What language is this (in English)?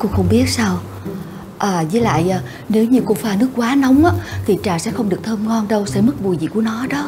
Vietnamese